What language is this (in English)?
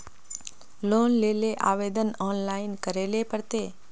Magahi